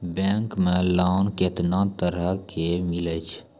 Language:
Maithili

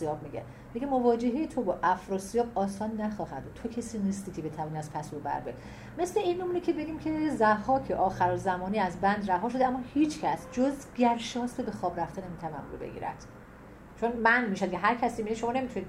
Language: Persian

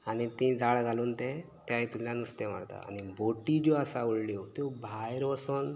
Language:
Konkani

